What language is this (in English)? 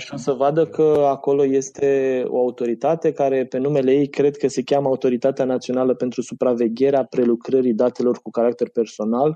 Romanian